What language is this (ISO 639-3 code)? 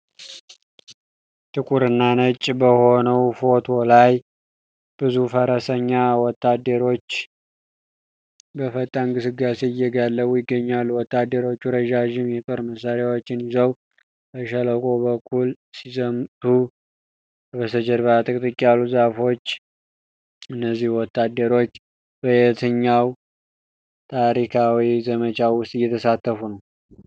amh